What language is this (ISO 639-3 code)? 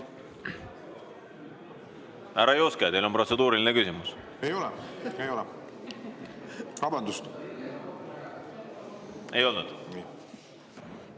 est